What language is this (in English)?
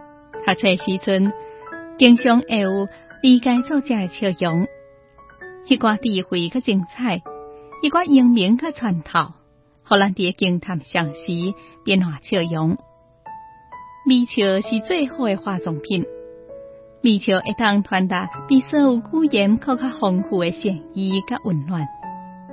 Chinese